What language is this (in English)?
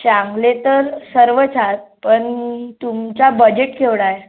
Marathi